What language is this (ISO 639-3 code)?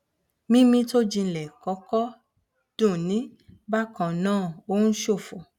yor